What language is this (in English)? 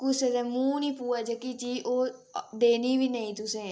Dogri